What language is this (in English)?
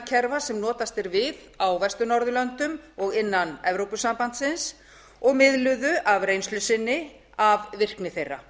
Icelandic